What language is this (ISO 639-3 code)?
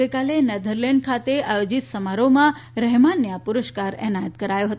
guj